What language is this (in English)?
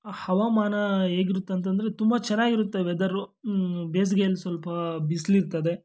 Kannada